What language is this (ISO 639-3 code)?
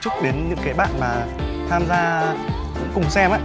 vie